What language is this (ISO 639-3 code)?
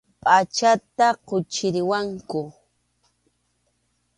qxu